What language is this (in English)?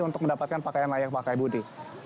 Indonesian